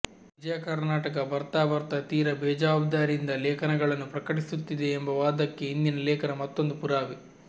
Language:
Kannada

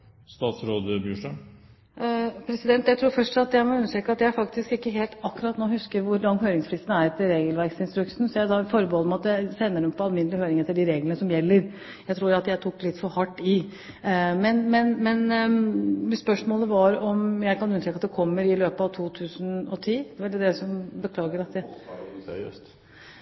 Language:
Norwegian Bokmål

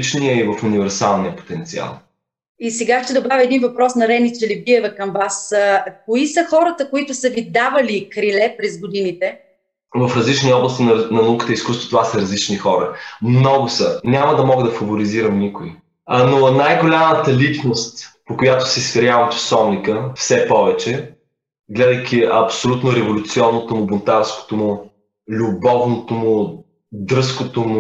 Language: Bulgarian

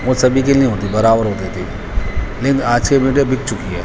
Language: Urdu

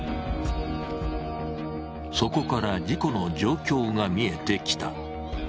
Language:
Japanese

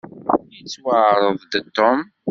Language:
Kabyle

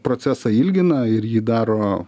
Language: Lithuanian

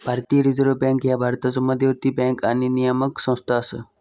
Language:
Marathi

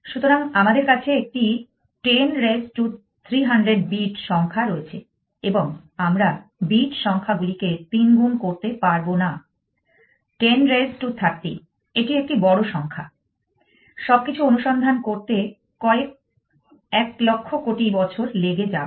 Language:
Bangla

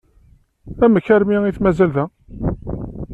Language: Kabyle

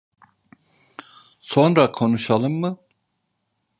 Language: Turkish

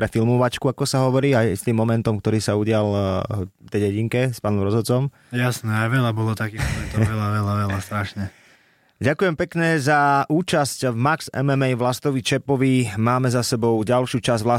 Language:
Slovak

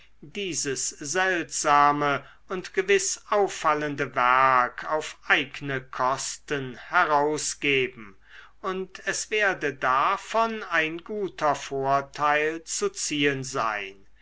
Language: German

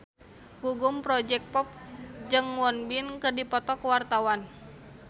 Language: Sundanese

